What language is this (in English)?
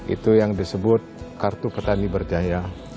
Indonesian